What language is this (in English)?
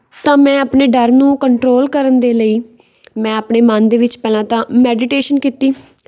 Punjabi